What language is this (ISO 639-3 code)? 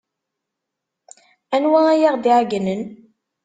kab